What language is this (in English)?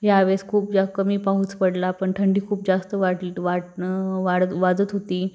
Marathi